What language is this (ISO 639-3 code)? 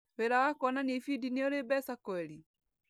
kik